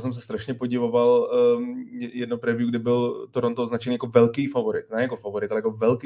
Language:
Czech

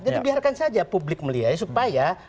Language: Indonesian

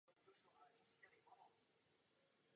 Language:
Czech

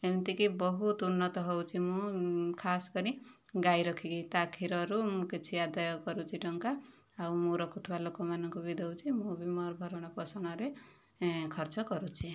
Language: Odia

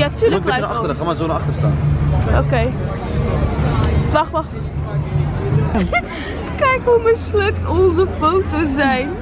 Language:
Dutch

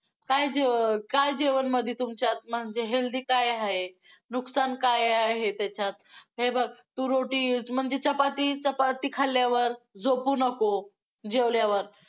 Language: Marathi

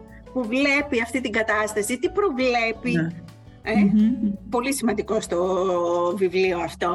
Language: Greek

